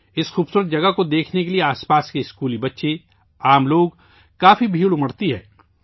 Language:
Urdu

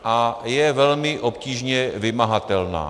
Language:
Czech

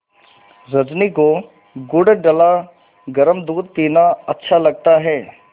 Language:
Hindi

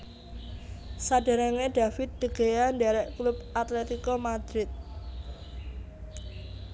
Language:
Javanese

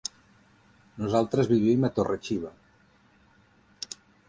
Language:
Catalan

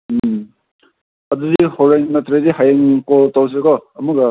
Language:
Manipuri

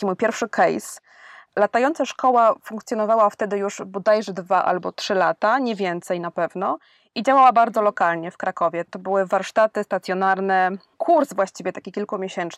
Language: Polish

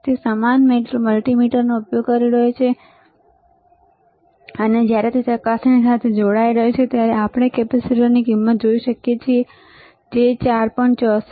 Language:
Gujarati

